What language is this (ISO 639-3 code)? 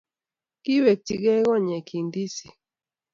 kln